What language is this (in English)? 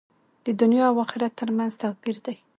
Pashto